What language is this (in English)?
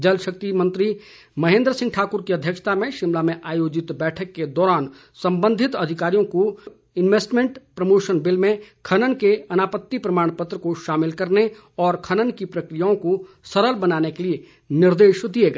Hindi